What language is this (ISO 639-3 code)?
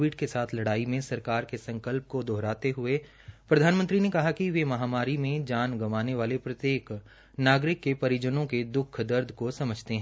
hin